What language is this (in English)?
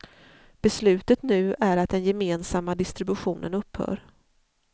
Swedish